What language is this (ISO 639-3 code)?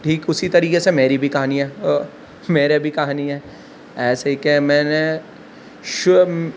urd